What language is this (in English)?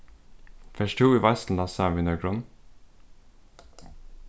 Faroese